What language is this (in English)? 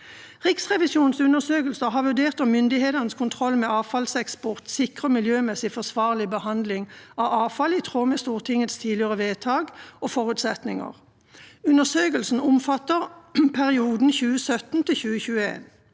Norwegian